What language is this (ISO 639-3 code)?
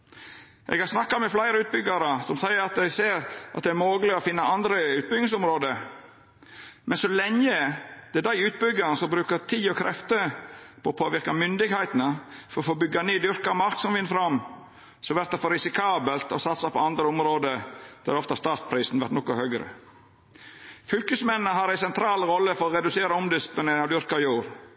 nno